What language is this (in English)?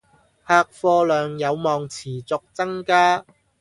Cantonese